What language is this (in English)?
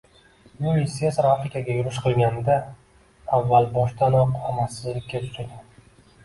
Uzbek